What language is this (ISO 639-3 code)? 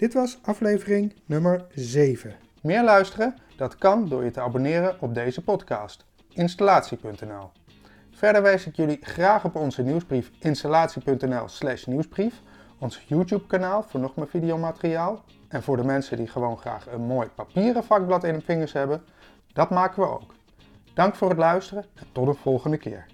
nld